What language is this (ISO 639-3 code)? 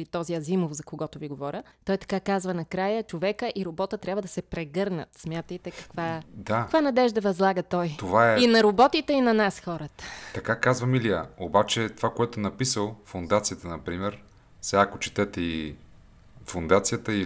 bul